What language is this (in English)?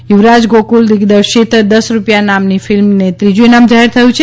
Gujarati